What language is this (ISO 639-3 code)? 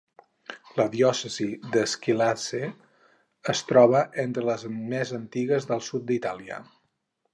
cat